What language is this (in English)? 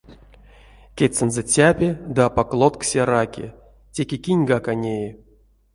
Erzya